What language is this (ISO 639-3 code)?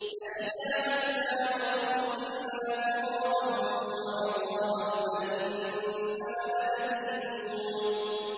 ara